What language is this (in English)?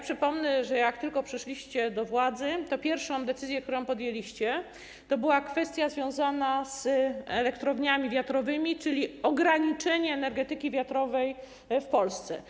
Polish